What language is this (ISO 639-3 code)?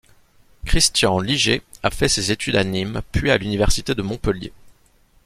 fra